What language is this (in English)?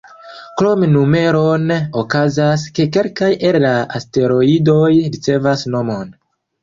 Esperanto